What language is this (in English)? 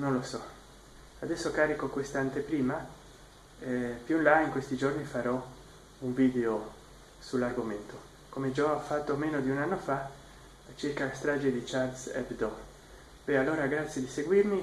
Italian